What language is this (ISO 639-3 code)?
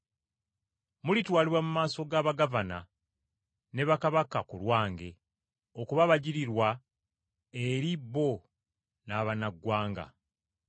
lug